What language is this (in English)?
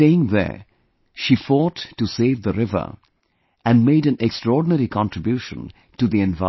English